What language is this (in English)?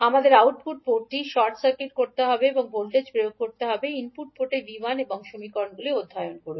Bangla